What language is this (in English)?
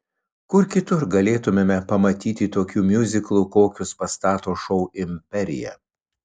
Lithuanian